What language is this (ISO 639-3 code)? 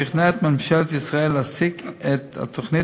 heb